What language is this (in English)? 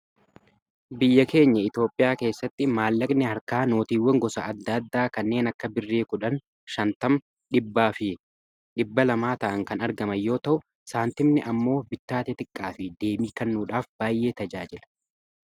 Oromo